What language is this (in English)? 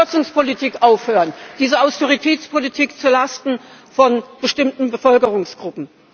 German